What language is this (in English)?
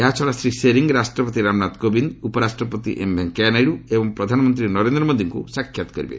Odia